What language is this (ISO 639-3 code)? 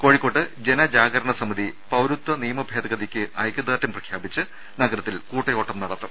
mal